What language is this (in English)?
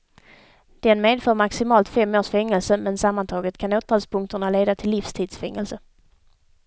Swedish